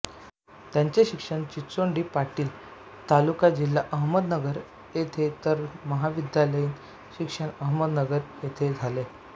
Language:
Marathi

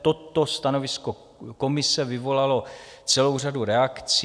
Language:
Czech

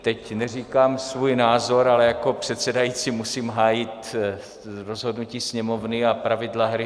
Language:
Czech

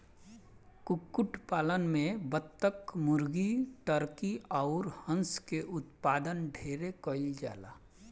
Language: Bhojpuri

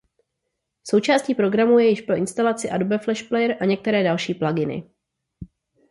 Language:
Czech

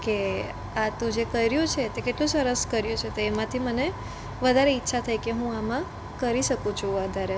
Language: Gujarati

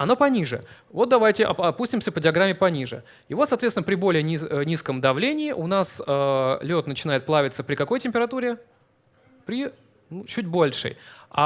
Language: Russian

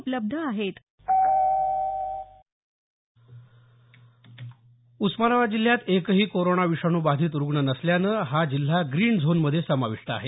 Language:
Marathi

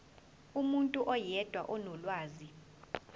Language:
Zulu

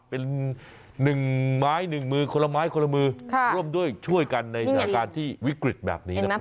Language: Thai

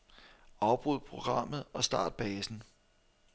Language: Danish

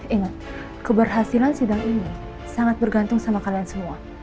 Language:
Indonesian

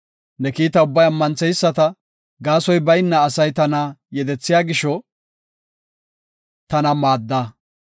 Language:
Gofa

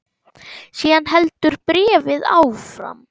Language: Icelandic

